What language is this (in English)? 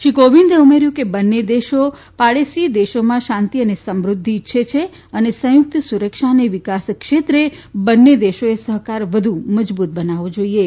Gujarati